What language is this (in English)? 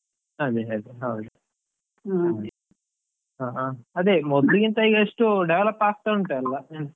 Kannada